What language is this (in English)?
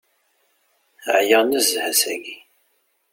Kabyle